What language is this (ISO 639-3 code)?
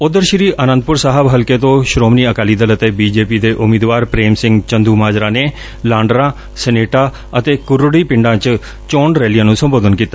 pan